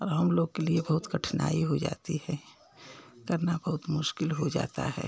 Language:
Hindi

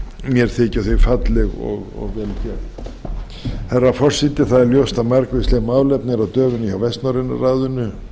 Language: Icelandic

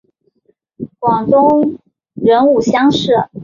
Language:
Chinese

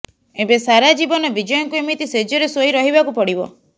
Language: Odia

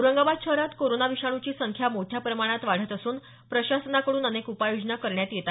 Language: Marathi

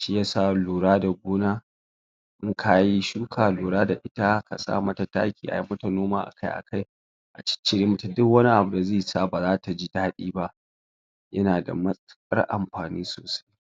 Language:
Hausa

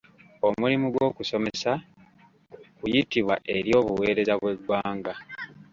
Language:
Ganda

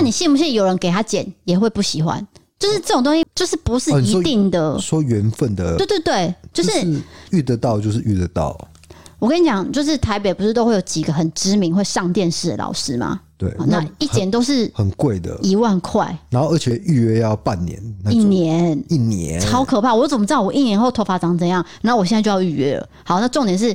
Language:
Chinese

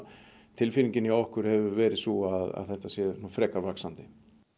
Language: Icelandic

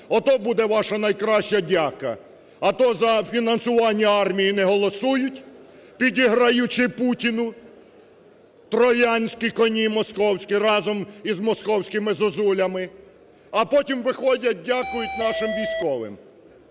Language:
Ukrainian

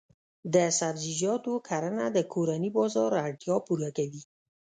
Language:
Pashto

